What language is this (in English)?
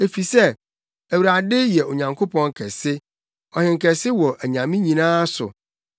Akan